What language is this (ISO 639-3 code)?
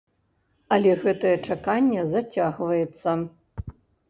bel